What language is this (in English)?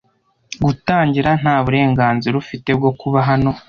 Kinyarwanda